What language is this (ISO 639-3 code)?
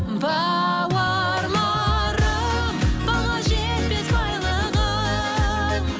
kaz